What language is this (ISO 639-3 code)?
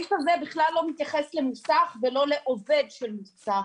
heb